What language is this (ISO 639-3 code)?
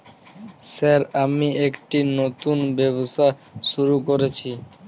ben